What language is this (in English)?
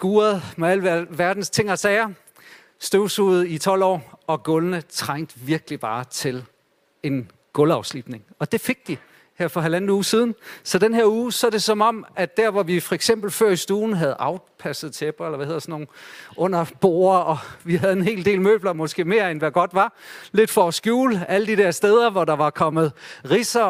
Danish